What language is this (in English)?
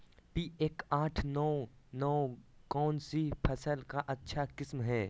Magahi